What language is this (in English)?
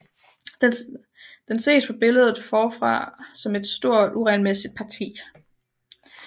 Danish